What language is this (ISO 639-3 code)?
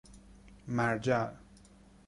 fas